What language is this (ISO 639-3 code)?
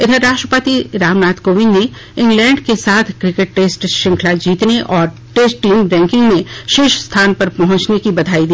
hin